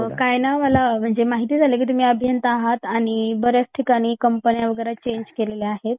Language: Marathi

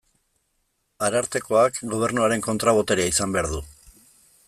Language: Basque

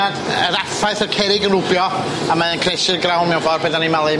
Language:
Welsh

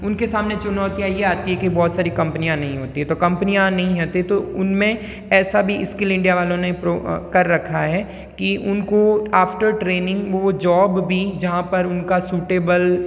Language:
Hindi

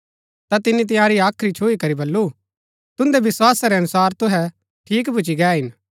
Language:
Gaddi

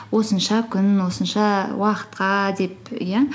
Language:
Kazakh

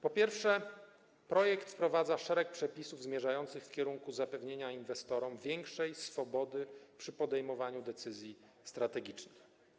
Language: Polish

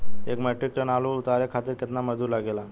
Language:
Bhojpuri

